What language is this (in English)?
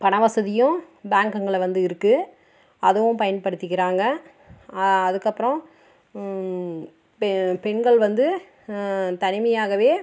Tamil